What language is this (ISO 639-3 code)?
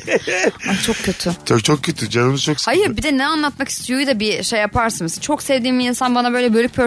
tur